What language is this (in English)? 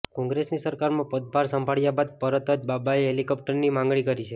Gujarati